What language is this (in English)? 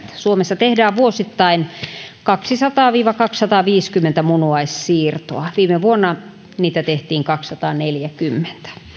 Finnish